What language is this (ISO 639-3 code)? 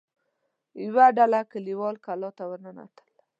pus